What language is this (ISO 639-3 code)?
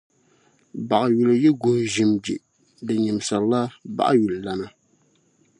dag